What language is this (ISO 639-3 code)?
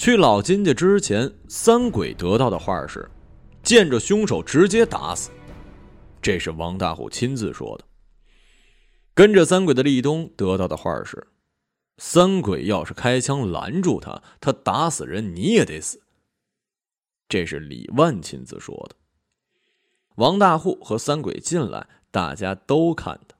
zho